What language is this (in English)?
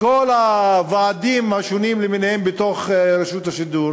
Hebrew